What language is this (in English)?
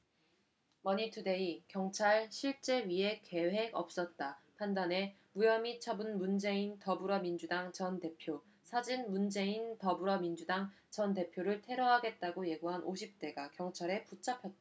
Korean